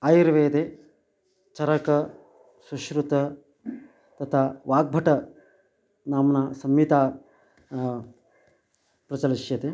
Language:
Sanskrit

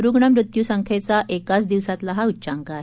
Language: Marathi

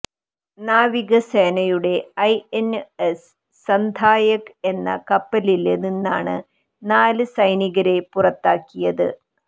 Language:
Malayalam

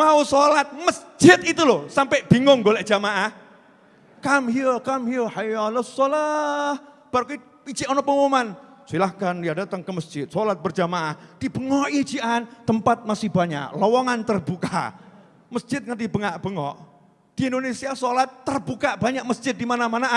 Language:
Indonesian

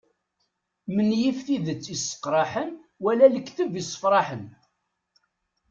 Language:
Kabyle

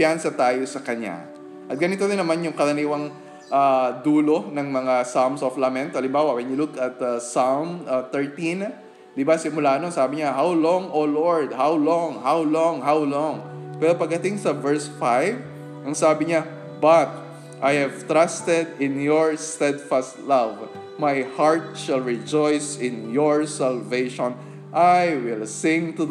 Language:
Filipino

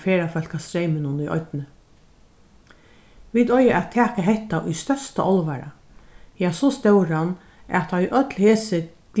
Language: Faroese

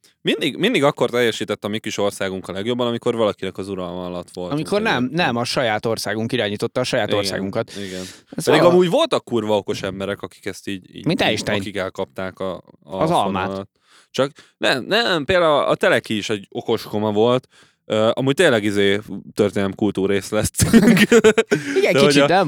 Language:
Hungarian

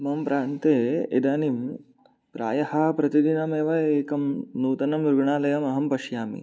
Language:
Sanskrit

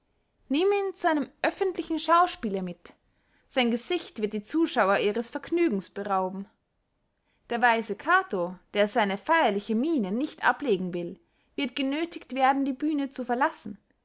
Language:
German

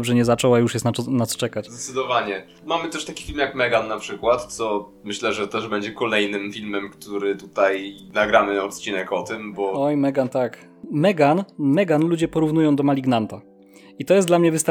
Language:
Polish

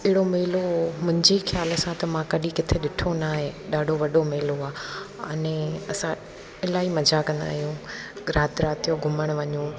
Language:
Sindhi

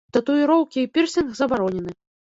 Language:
Belarusian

